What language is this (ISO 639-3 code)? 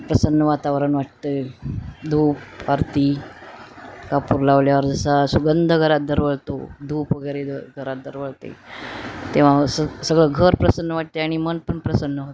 mar